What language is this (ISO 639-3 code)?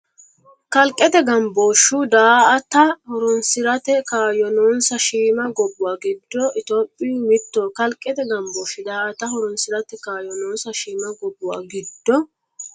sid